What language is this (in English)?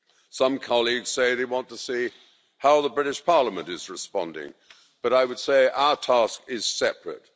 English